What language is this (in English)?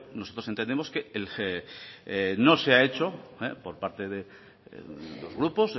Spanish